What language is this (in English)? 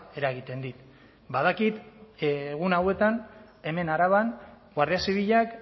Basque